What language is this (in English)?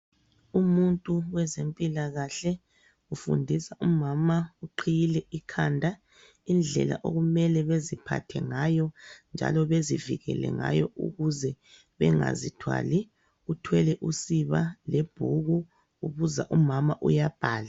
North Ndebele